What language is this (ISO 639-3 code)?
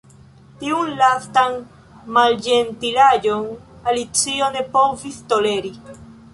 epo